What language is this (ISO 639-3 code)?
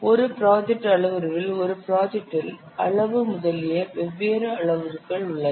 tam